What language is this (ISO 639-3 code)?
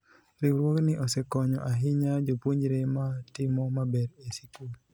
luo